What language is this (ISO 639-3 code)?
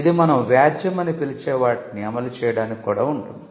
tel